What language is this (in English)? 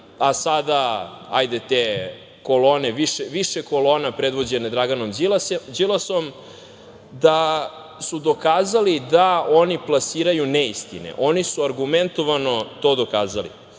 Serbian